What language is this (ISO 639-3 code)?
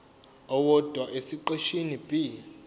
zul